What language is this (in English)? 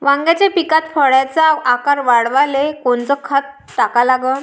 Marathi